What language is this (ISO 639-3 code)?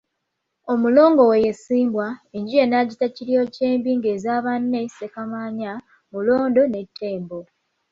lug